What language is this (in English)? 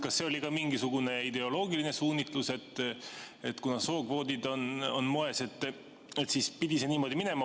Estonian